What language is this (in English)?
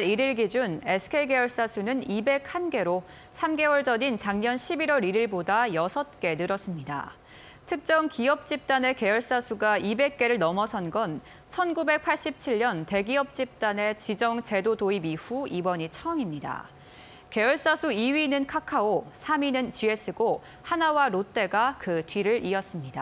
Korean